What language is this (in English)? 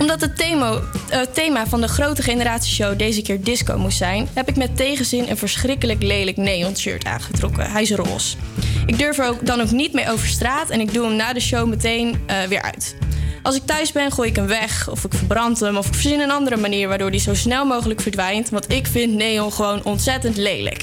Dutch